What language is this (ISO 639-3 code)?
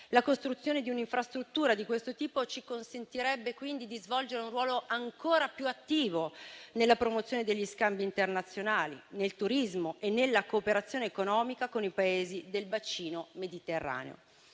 ita